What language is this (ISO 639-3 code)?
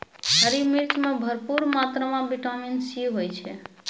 mai